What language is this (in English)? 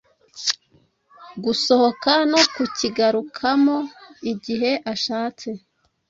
Kinyarwanda